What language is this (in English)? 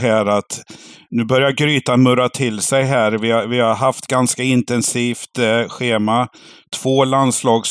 Swedish